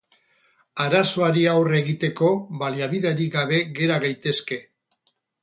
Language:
Basque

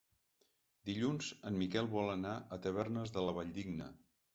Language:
Catalan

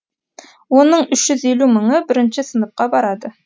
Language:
Kazakh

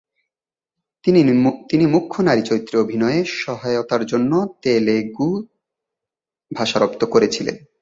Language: Bangla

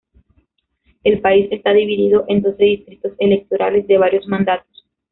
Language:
Spanish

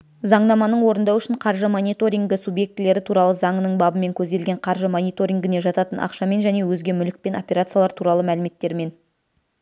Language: Kazakh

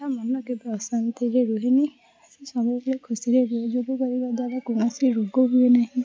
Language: Odia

